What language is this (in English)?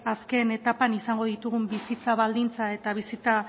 Basque